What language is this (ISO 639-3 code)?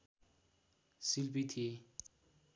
nep